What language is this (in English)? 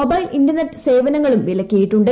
Malayalam